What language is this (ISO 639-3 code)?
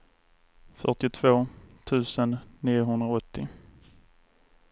swe